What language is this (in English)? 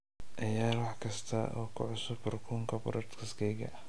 Somali